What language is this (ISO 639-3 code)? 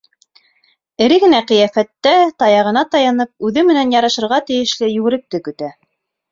bak